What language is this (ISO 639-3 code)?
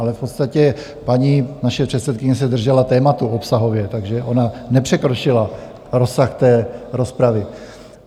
ces